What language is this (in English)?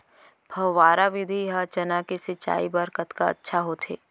Chhattisgarhi